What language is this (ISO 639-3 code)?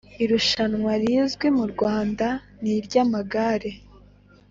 kin